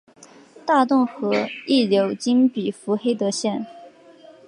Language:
Chinese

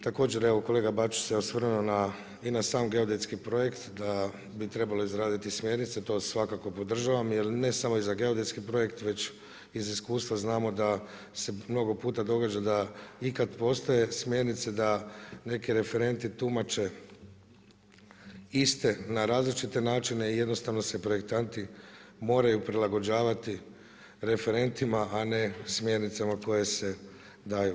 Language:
Croatian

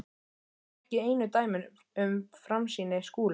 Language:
Icelandic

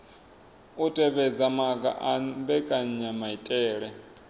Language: Venda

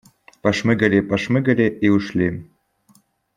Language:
Russian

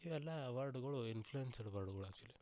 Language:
Kannada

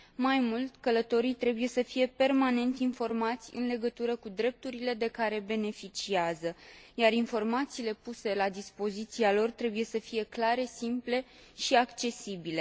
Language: Romanian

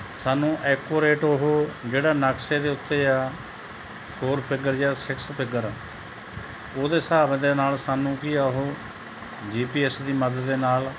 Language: Punjabi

